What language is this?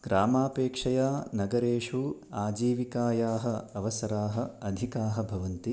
Sanskrit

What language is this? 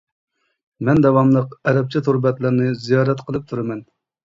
Uyghur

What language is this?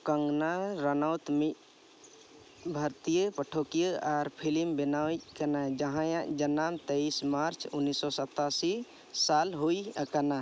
Santali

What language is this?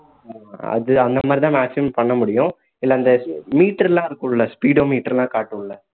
Tamil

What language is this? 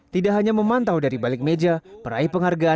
Indonesian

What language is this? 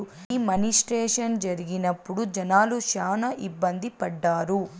Telugu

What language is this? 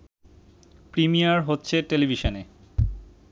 Bangla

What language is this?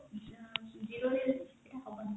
Odia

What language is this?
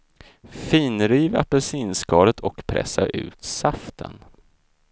Swedish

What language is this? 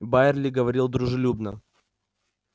Russian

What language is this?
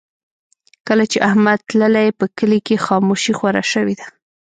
Pashto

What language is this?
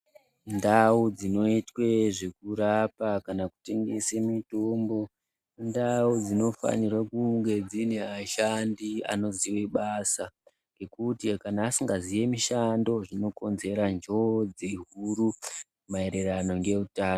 Ndau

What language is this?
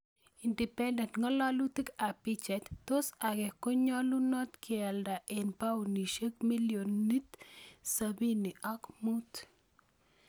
Kalenjin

